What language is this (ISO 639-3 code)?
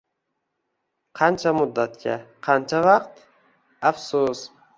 uzb